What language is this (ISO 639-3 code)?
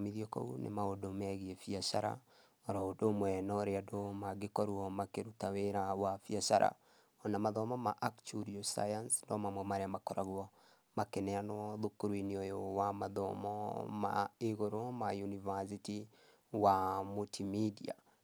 kik